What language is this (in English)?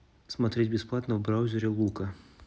Russian